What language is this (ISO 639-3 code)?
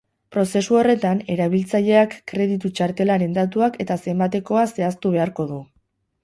eus